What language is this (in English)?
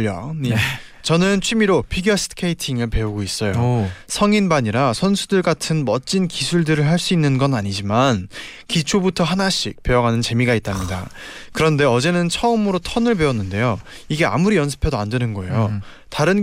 Korean